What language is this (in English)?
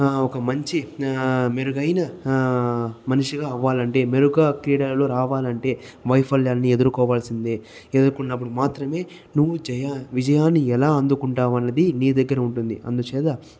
Telugu